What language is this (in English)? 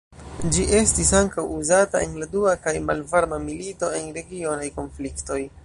Esperanto